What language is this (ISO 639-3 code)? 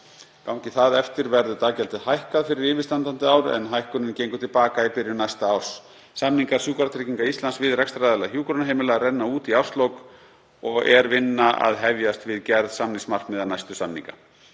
isl